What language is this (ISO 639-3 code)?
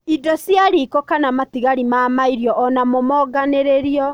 kik